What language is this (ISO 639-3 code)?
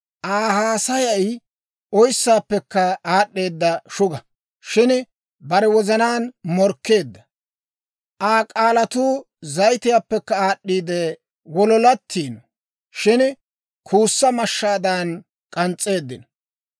dwr